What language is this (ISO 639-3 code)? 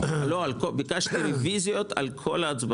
heb